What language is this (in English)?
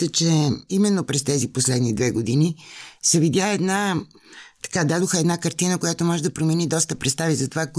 Bulgarian